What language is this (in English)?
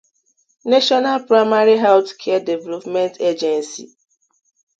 Igbo